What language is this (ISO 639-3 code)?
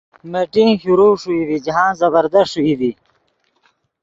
ydg